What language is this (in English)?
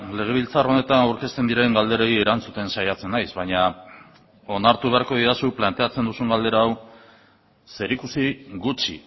Basque